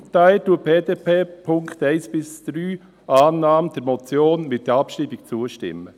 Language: Swiss German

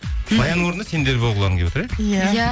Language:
Kazakh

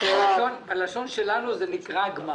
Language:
Hebrew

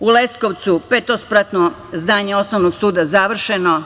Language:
Serbian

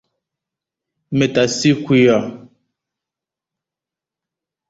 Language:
Igbo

